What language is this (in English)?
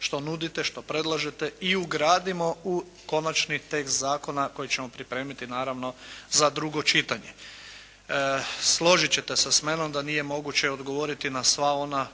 Croatian